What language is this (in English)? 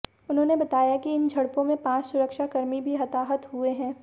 Hindi